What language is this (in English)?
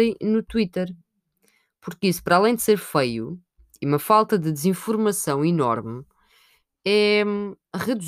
Portuguese